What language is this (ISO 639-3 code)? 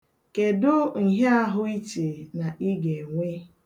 ibo